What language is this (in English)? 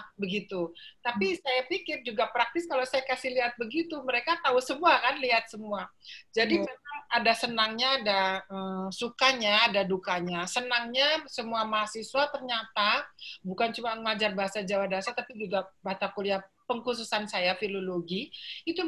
Indonesian